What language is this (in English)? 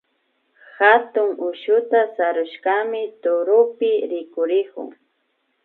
Imbabura Highland Quichua